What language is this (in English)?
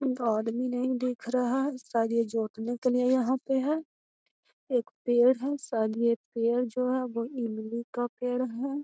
Magahi